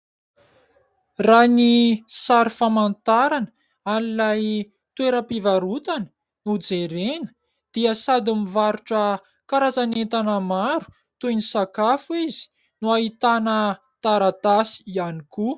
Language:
Malagasy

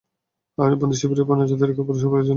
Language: Bangla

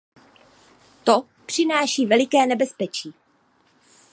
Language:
Czech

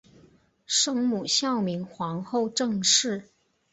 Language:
Chinese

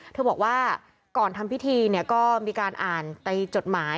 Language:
Thai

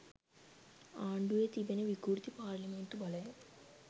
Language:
Sinhala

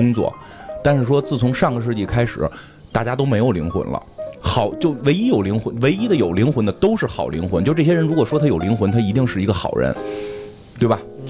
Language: Chinese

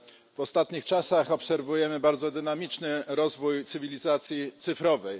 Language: Polish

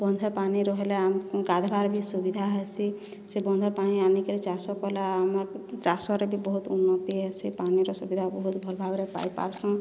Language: Odia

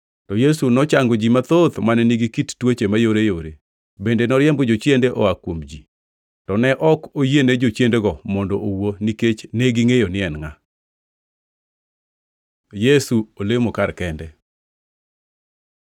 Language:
Luo (Kenya and Tanzania)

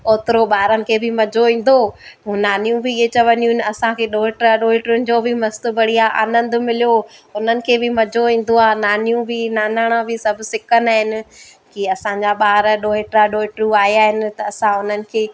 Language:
Sindhi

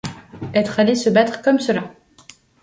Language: French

